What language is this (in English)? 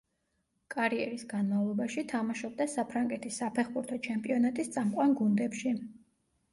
Georgian